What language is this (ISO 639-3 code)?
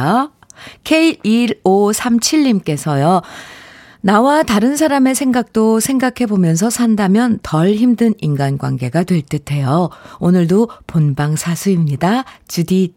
kor